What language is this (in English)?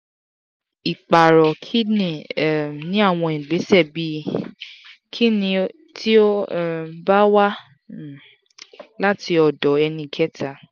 Yoruba